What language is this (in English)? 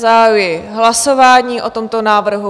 Czech